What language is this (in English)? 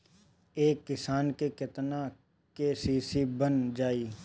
Bhojpuri